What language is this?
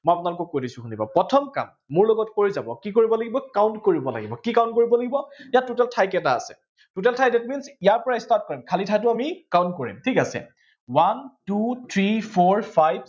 Assamese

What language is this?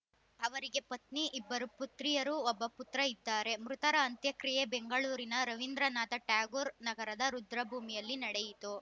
Kannada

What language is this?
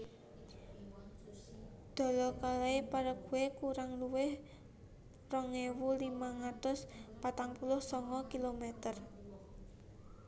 Javanese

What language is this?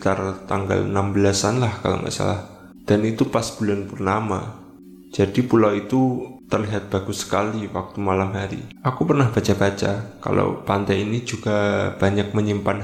Indonesian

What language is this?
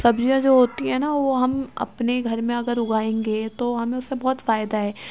Urdu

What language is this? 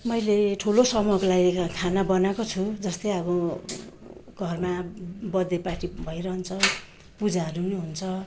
Nepali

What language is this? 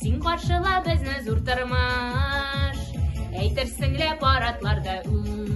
Turkish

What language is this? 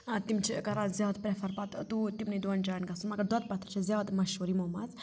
Kashmiri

